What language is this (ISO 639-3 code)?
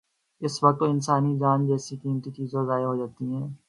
urd